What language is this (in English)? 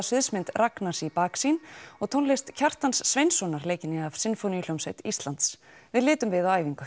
Icelandic